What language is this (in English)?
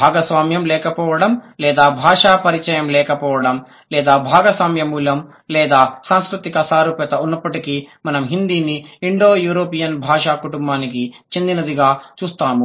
Telugu